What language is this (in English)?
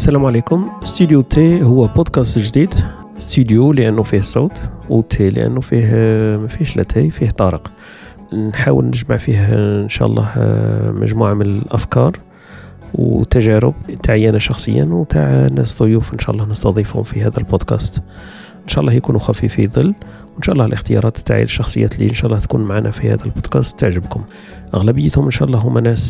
Arabic